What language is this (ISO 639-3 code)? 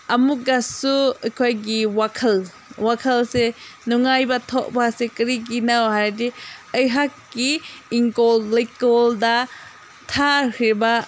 mni